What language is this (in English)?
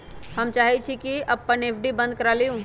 Magahi